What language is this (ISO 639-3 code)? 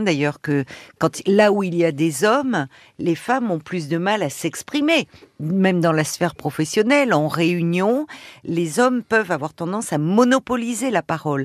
fra